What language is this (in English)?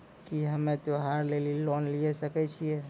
Maithili